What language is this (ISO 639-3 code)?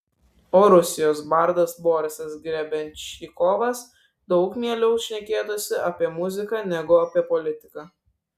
lit